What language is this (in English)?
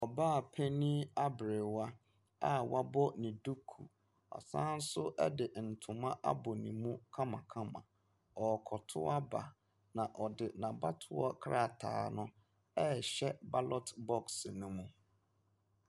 Akan